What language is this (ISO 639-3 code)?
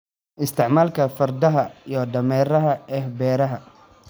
som